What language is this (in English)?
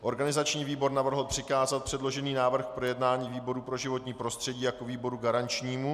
Czech